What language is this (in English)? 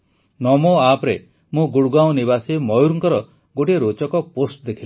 Odia